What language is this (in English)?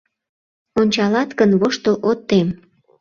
Mari